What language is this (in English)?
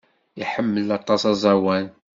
Kabyle